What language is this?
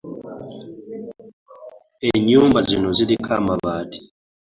Ganda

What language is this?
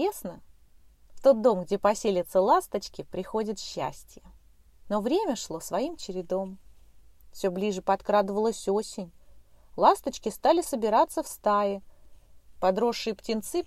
Russian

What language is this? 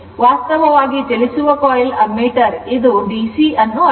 Kannada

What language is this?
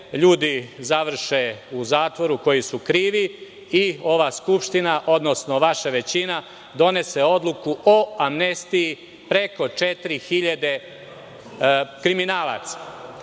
Serbian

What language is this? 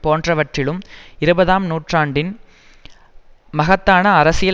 Tamil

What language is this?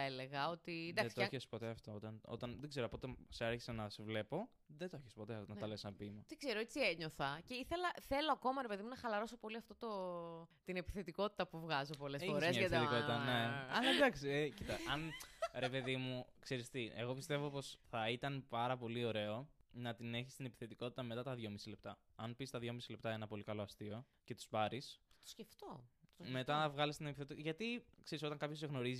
Greek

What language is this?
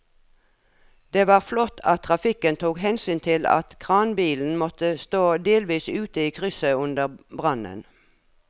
Norwegian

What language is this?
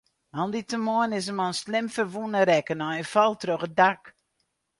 Western Frisian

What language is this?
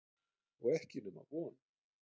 Icelandic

